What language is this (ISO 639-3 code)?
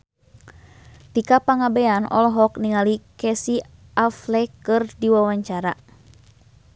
sun